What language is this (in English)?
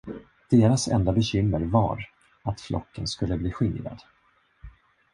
Swedish